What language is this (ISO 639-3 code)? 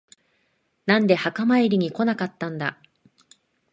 jpn